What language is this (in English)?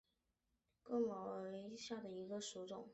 Chinese